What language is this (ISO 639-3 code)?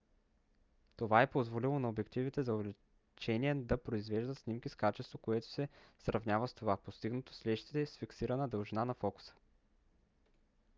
bul